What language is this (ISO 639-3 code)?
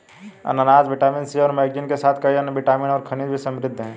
hin